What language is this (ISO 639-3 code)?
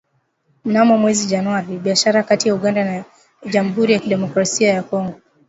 swa